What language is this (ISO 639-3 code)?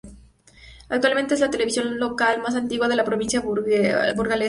spa